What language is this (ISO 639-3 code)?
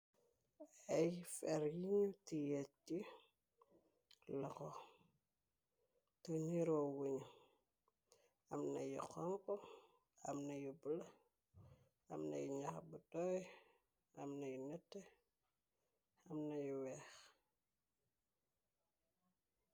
wol